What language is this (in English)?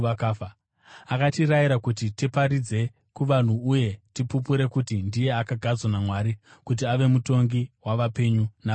Shona